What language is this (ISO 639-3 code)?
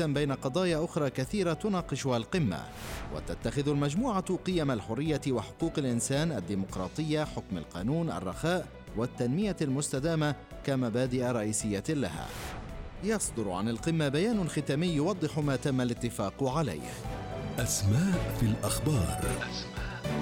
ara